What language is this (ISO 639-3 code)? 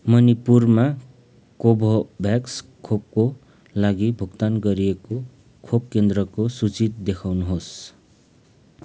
nep